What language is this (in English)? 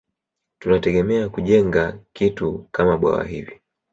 Swahili